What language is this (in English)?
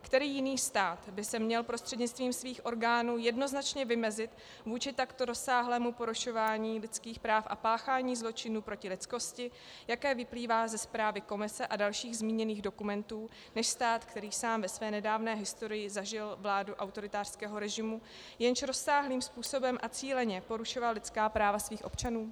Czech